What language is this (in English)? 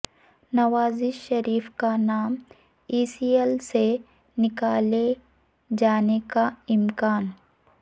Urdu